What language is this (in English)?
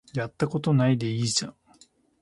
Japanese